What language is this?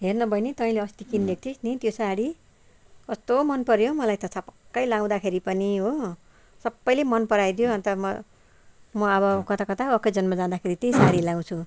Nepali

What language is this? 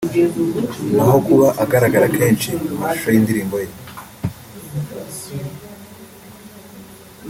Kinyarwanda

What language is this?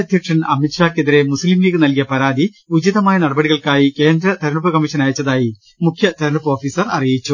Malayalam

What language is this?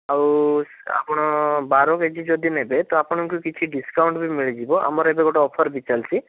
Odia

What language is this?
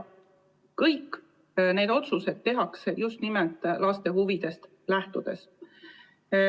Estonian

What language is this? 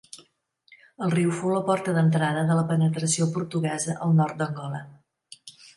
Catalan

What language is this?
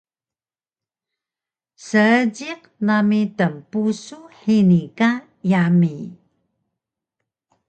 Taroko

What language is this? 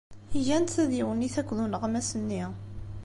Kabyle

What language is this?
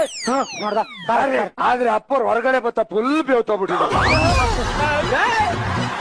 Kannada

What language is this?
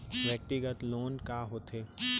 Chhattisgarhi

